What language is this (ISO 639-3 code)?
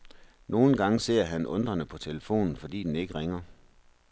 dan